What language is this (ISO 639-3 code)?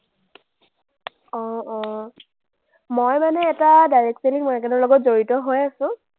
asm